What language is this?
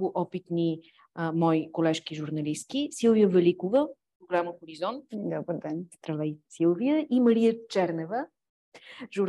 Bulgarian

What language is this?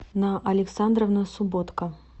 Russian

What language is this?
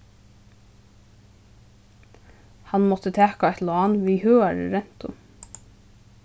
Faroese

